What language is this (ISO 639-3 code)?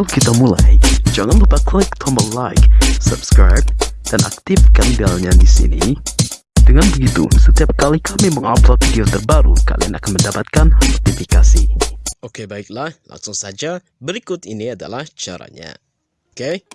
ind